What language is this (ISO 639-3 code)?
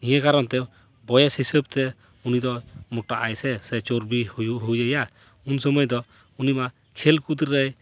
sat